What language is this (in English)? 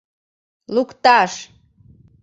Mari